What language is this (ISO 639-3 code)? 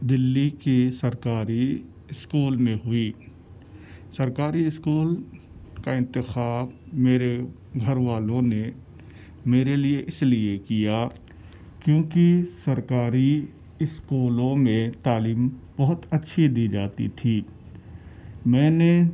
urd